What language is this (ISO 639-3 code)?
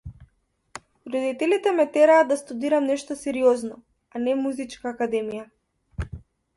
mkd